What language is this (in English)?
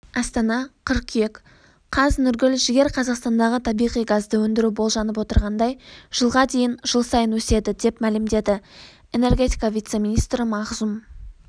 Kazakh